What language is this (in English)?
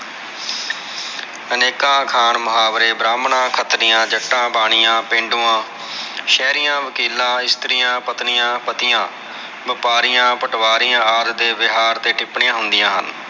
Punjabi